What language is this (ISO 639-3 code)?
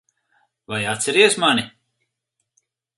lav